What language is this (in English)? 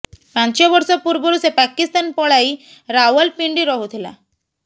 Odia